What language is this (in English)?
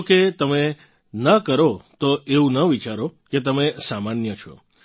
Gujarati